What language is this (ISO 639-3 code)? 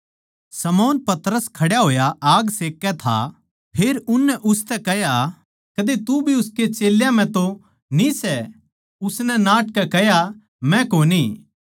bgc